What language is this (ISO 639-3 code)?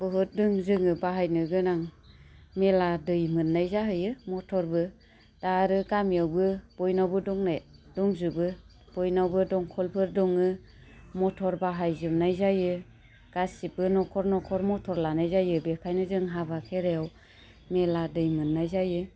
brx